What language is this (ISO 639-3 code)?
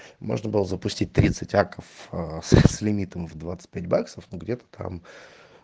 rus